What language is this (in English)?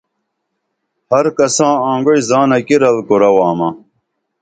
Dameli